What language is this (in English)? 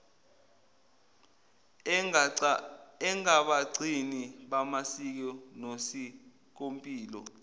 Zulu